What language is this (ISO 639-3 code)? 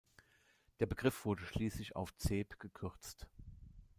deu